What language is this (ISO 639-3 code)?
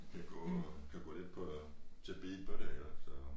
dan